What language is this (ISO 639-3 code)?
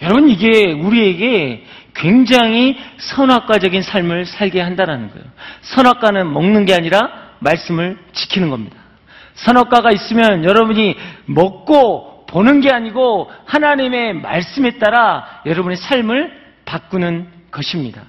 kor